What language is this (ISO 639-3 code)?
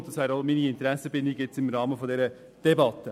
gsw